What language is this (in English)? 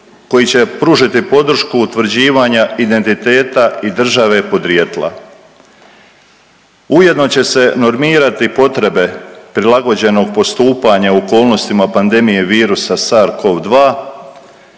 Croatian